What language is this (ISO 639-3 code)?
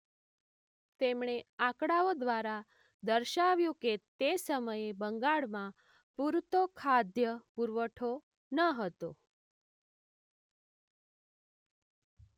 guj